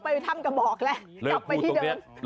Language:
Thai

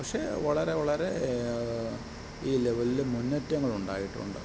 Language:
Malayalam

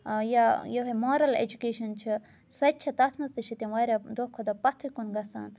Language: Kashmiri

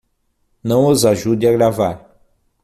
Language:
Portuguese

